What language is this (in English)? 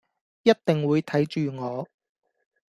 Cantonese